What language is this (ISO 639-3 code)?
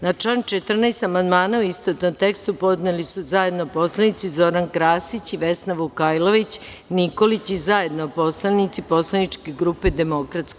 srp